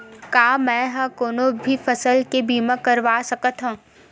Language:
Chhattisgarhi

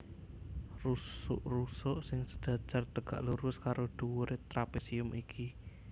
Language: Javanese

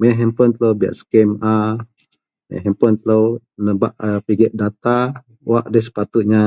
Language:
Central Melanau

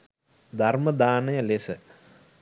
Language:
Sinhala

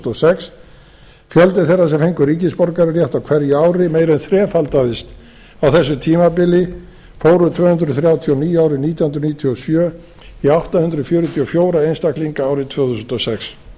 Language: Icelandic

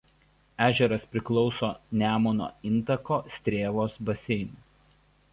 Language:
Lithuanian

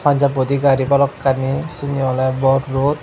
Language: Chakma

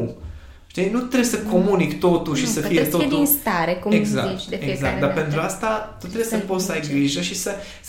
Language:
Romanian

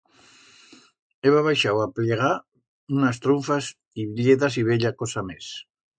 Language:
Aragonese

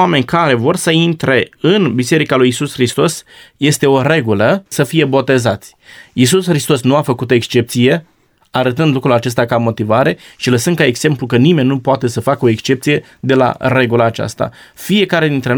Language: Romanian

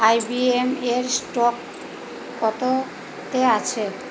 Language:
Bangla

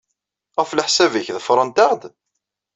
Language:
Kabyle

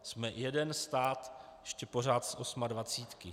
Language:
Czech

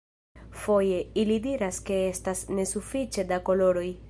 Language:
Esperanto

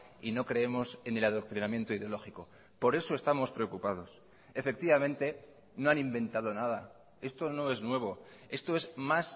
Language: Spanish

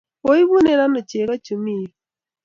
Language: Kalenjin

